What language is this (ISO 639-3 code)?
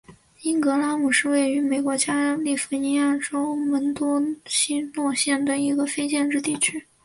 zho